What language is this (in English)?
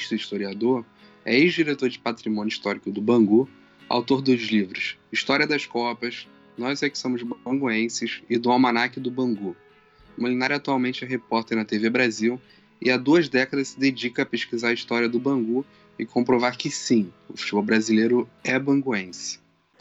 Portuguese